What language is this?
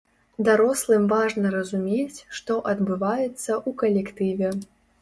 Belarusian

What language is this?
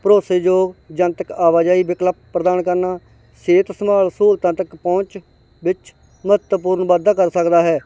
Punjabi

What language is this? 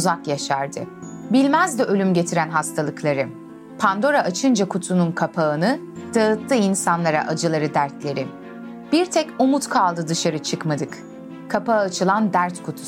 Turkish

